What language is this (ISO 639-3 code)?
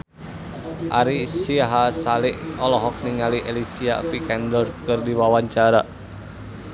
sun